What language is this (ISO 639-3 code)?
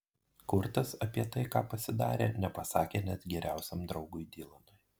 lit